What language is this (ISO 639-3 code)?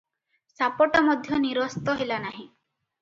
ori